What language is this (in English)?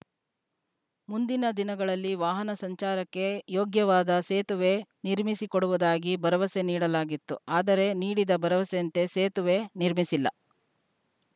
Kannada